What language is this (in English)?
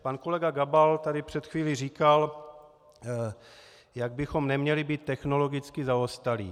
Czech